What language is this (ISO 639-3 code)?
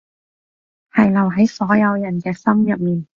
yue